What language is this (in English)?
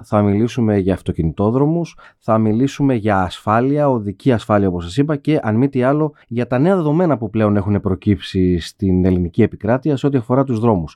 Greek